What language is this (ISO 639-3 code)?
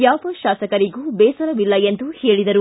kan